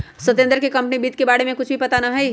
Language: Magahi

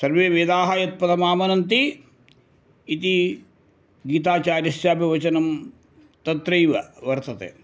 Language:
Sanskrit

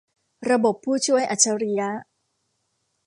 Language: Thai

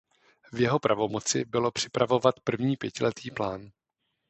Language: Czech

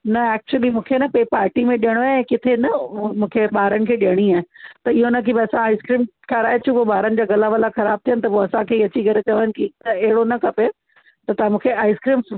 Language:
Sindhi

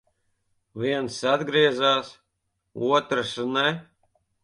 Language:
Latvian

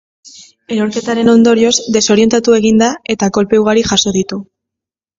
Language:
Basque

